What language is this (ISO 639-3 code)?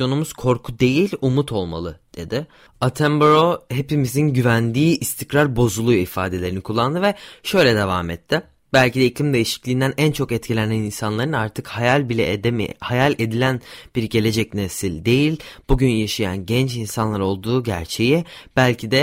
tur